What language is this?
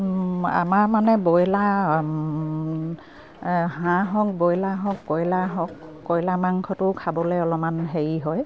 Assamese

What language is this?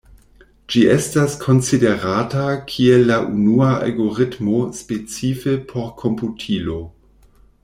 Esperanto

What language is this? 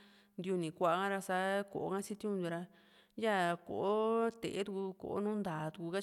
Juxtlahuaca Mixtec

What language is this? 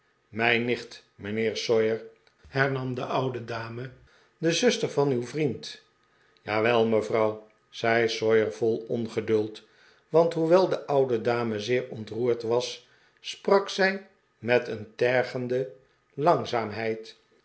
Dutch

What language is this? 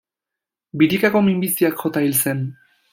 Basque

